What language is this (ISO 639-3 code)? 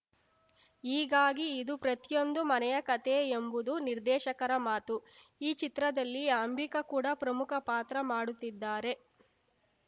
kan